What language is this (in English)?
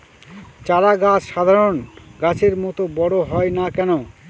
Bangla